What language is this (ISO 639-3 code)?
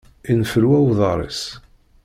kab